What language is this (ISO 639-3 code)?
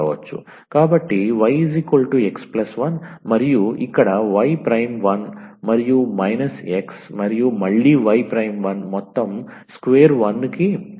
tel